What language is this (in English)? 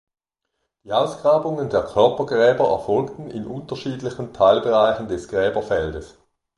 German